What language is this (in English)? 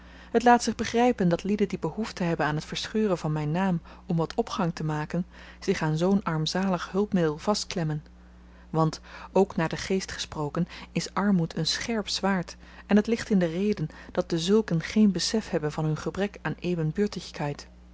Dutch